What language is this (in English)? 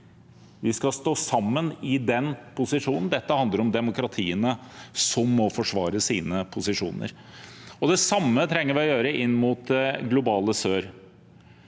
Norwegian